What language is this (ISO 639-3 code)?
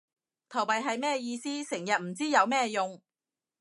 yue